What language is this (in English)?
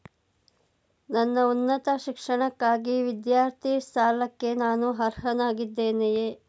Kannada